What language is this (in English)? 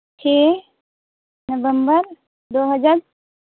Santali